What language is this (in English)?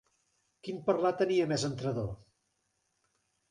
Catalan